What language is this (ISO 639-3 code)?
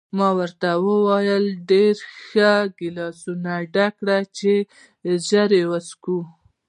pus